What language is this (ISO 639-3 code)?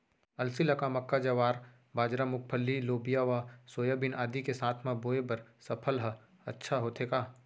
hne